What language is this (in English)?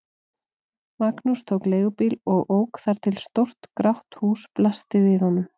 Icelandic